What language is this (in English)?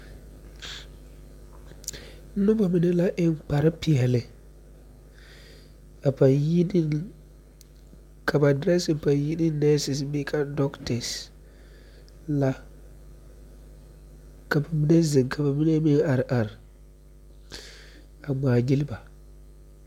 Southern Dagaare